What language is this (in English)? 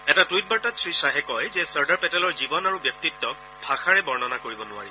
Assamese